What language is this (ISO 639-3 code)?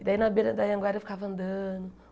por